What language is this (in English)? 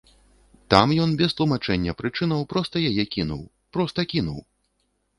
Belarusian